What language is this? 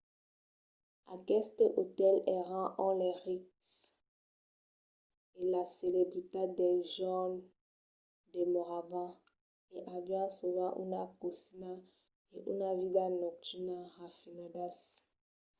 Occitan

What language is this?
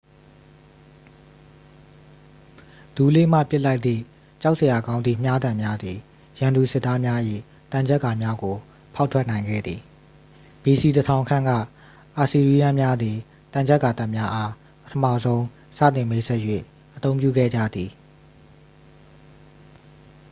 Burmese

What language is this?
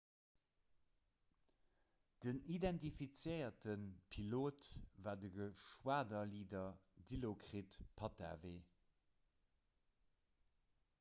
Luxembourgish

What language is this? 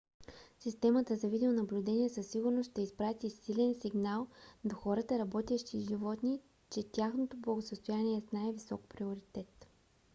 Bulgarian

